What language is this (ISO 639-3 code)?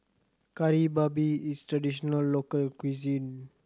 eng